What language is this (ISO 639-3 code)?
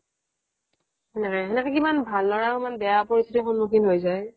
asm